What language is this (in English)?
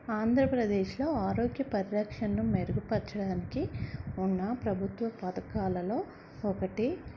Telugu